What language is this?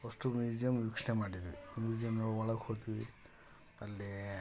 Kannada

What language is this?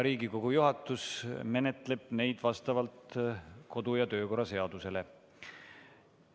Estonian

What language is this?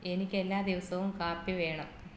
Malayalam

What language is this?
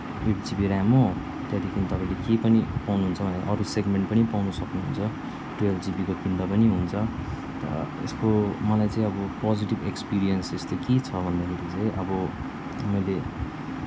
Nepali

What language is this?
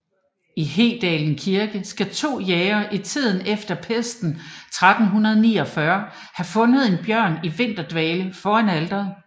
Danish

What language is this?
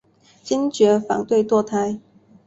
Chinese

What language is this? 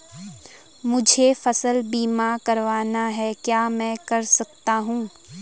Hindi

